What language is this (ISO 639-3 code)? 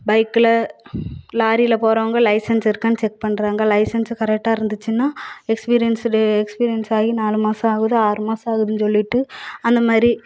tam